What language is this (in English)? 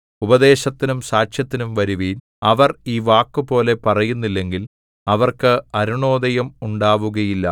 Malayalam